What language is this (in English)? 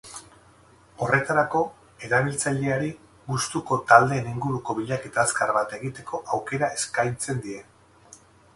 Basque